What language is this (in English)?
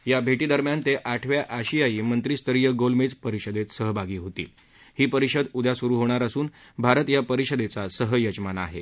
Marathi